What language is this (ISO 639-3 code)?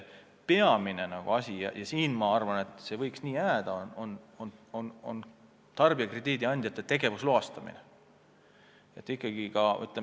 est